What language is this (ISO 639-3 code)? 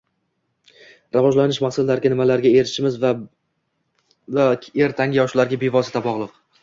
uzb